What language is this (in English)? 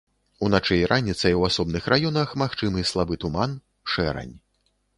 Belarusian